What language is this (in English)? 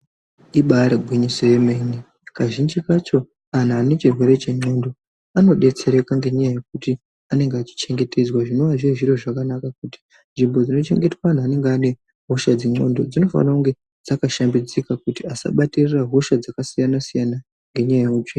Ndau